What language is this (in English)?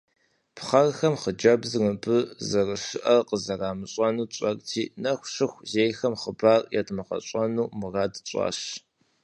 Kabardian